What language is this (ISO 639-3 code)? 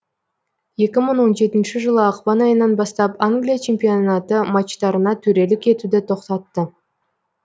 kaz